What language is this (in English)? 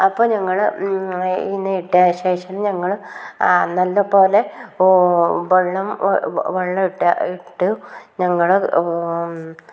Malayalam